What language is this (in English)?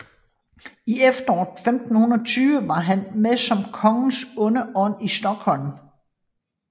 Danish